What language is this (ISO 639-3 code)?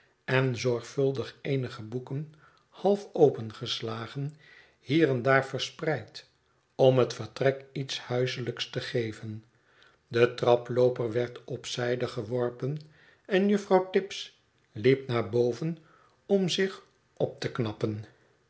nld